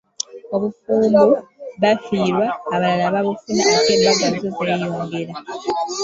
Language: Ganda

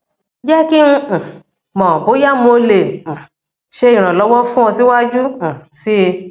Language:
Yoruba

